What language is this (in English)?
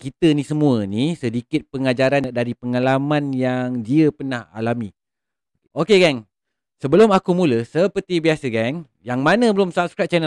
Malay